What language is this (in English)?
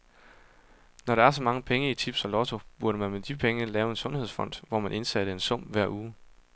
Danish